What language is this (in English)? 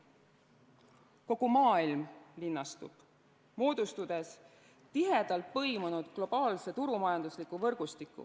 Estonian